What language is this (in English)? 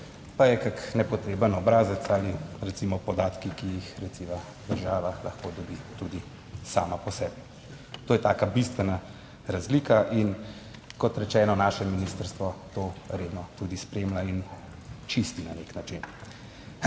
Slovenian